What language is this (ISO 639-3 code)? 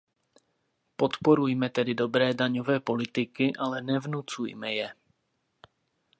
ces